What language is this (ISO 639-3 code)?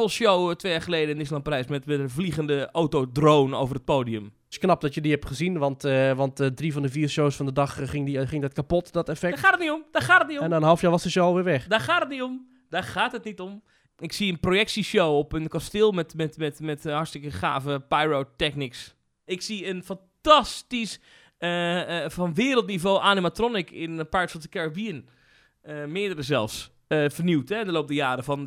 nld